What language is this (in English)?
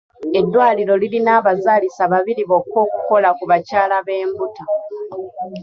Ganda